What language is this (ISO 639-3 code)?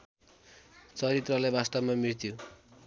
nep